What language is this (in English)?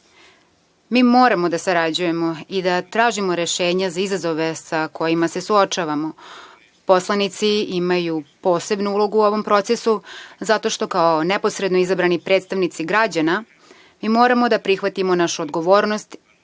Serbian